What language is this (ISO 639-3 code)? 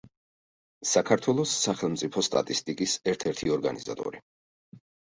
kat